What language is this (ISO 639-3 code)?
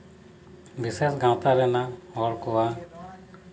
sat